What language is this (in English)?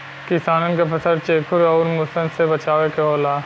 Bhojpuri